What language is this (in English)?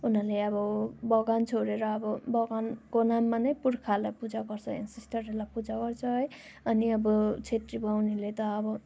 Nepali